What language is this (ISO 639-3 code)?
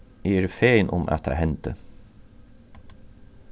fao